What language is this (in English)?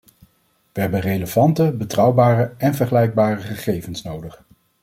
Dutch